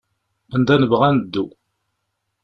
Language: Kabyle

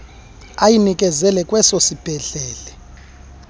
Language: Xhosa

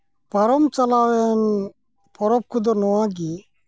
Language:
Santali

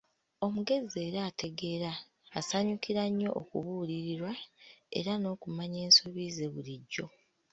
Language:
Ganda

